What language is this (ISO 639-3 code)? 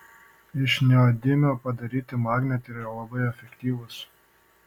lit